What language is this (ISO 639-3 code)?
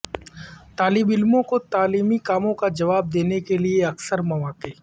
urd